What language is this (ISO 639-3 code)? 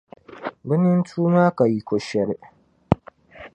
dag